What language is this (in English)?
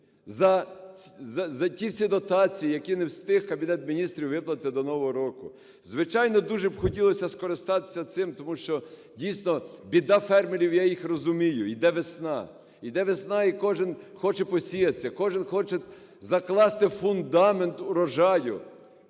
Ukrainian